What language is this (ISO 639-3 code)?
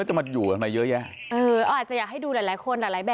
tha